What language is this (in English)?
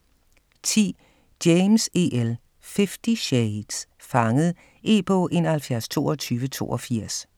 Danish